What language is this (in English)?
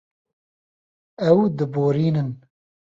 Kurdish